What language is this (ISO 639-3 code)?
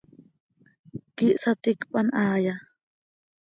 sei